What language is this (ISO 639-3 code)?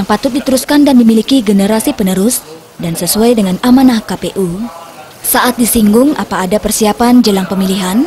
ind